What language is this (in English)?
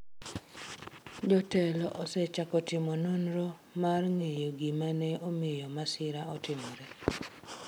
Luo (Kenya and Tanzania)